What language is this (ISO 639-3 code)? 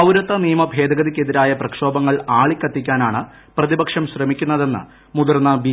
mal